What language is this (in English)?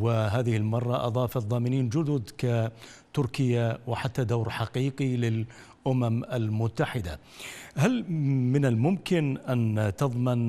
Arabic